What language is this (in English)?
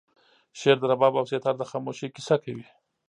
Pashto